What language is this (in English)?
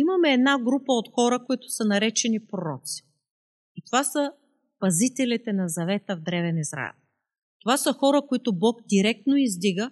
Bulgarian